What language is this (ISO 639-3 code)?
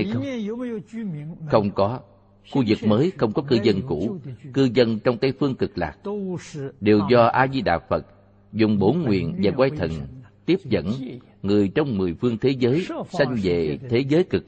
vie